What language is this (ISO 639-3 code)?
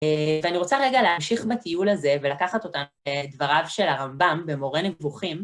heb